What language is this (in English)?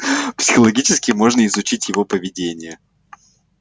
Russian